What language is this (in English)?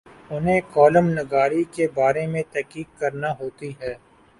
Urdu